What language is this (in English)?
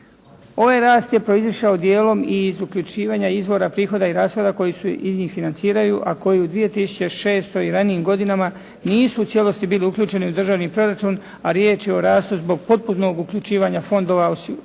Croatian